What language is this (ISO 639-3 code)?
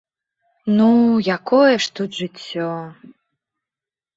bel